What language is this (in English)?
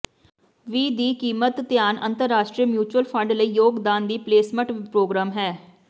Punjabi